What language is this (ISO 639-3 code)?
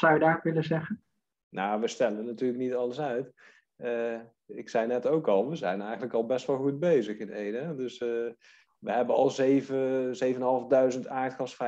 nld